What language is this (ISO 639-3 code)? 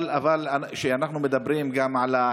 heb